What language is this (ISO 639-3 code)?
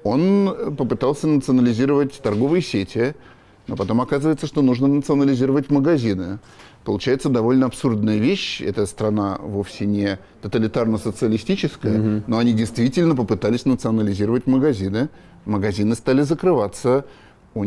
rus